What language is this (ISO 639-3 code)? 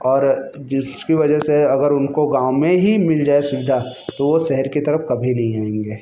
hin